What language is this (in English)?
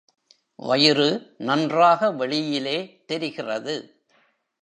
Tamil